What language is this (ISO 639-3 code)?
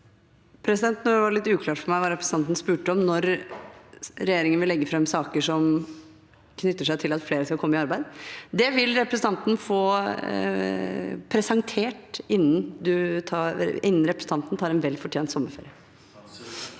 nor